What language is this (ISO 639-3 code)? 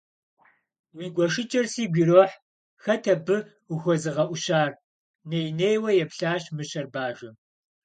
kbd